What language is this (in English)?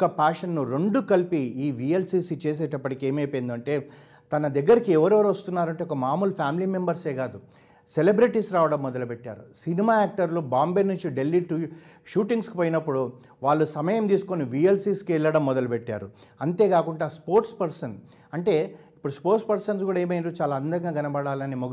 Telugu